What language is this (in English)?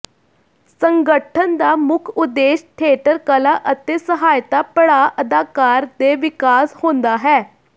Punjabi